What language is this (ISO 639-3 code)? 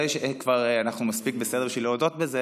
heb